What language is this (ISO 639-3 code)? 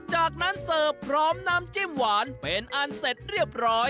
tha